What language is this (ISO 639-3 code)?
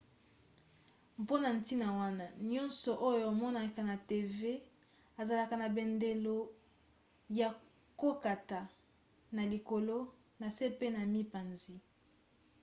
lin